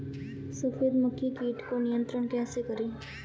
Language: Hindi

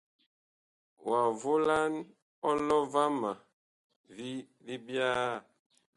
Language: Bakoko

